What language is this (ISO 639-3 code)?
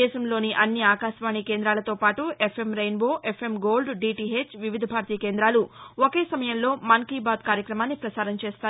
tel